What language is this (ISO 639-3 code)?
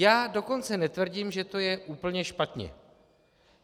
ces